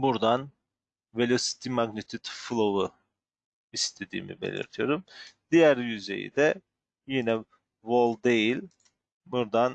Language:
Turkish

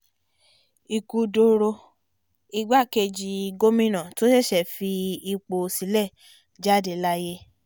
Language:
Yoruba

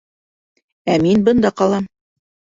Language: Bashkir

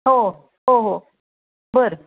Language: Marathi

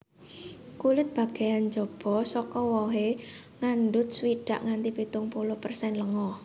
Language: Javanese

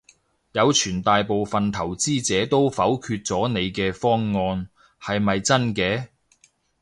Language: Cantonese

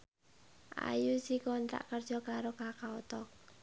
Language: Javanese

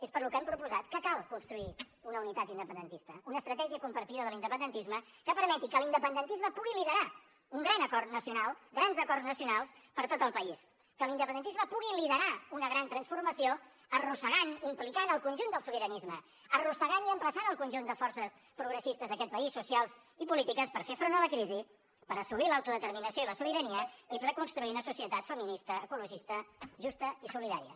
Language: Catalan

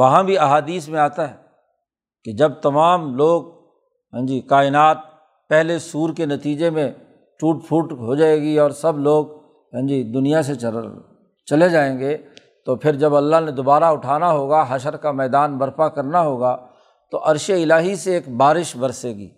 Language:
Urdu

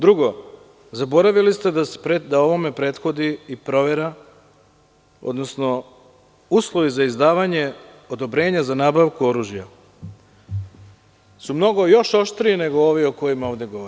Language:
Serbian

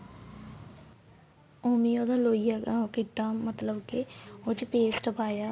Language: Punjabi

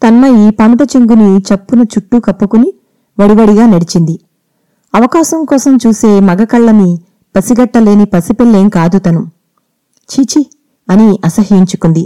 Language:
Telugu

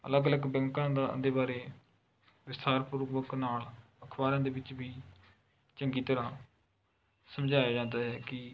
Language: Punjabi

